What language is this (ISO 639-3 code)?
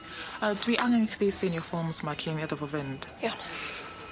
cym